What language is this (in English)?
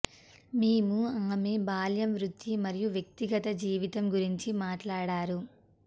Telugu